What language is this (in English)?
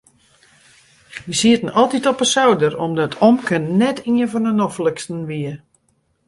Western Frisian